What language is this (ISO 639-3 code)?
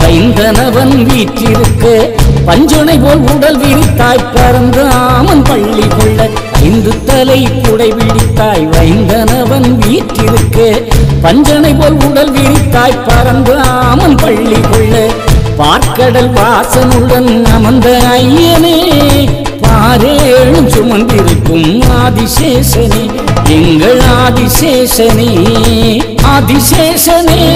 tam